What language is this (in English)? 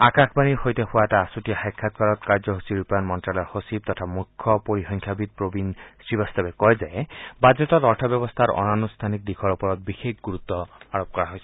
Assamese